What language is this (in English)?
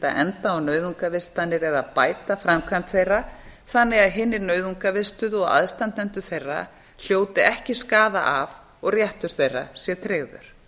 Icelandic